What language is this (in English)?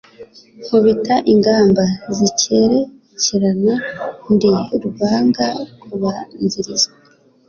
Kinyarwanda